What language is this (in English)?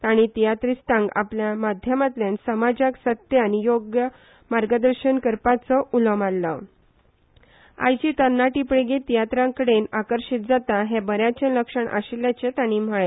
Konkani